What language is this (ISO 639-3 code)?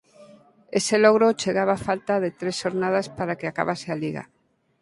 glg